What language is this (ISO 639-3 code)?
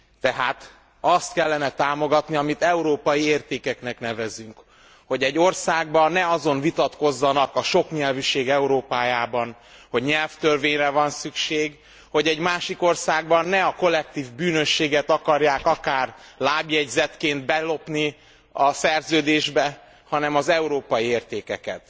hun